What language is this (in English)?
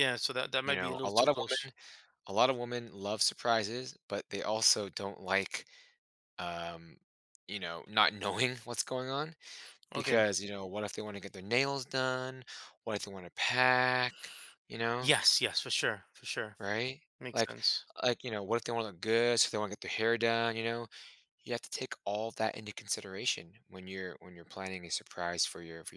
English